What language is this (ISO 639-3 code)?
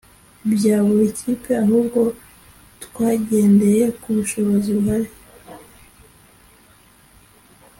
kin